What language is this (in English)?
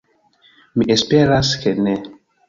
Esperanto